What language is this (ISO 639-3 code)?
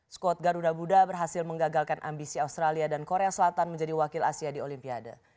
ind